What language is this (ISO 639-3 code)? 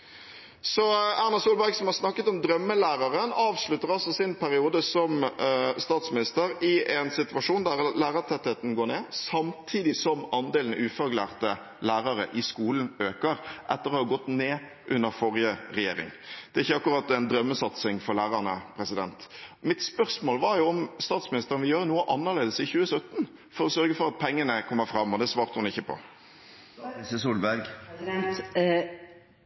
nob